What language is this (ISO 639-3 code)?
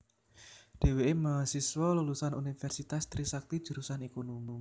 jav